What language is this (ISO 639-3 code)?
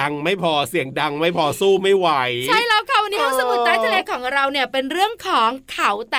tha